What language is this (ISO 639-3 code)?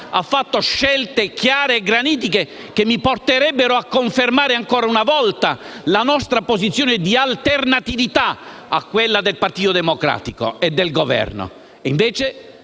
ita